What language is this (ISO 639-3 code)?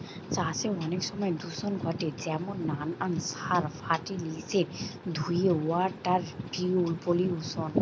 ben